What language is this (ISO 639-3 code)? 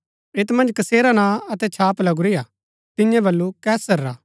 gbk